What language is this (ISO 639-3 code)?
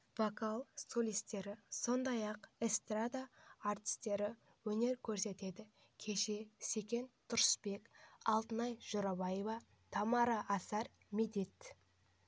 kaz